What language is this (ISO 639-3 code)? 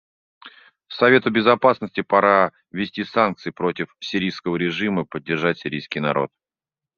rus